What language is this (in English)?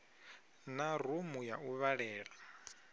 Venda